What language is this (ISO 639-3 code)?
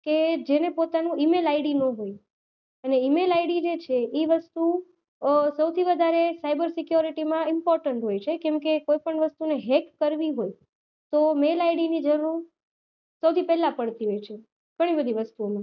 guj